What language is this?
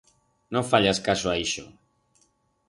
Aragonese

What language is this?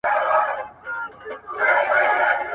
Pashto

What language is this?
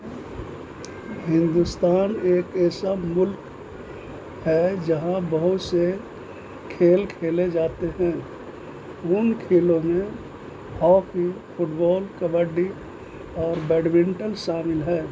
Urdu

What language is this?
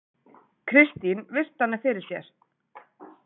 Icelandic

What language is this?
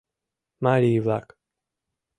Mari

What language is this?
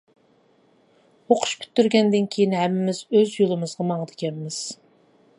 Uyghur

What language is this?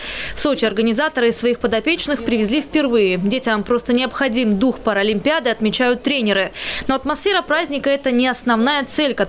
Russian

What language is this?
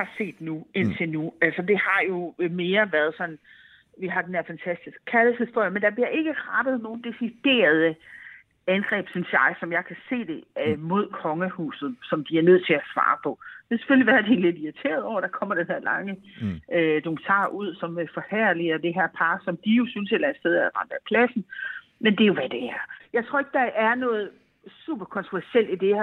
Danish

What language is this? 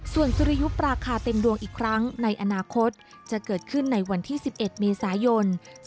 Thai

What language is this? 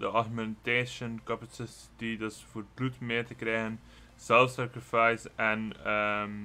Dutch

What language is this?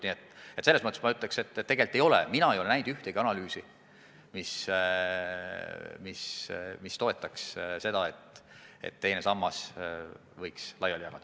Estonian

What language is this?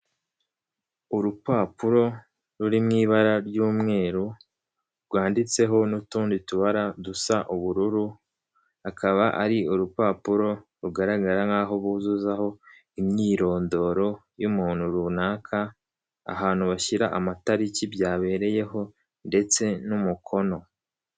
Kinyarwanda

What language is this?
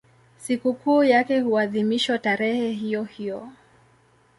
Swahili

